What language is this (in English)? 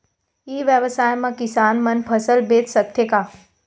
Chhattisgarhi